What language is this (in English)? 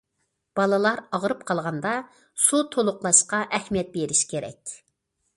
Uyghur